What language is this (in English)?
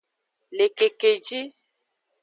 Aja (Benin)